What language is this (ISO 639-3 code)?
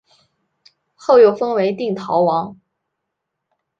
zho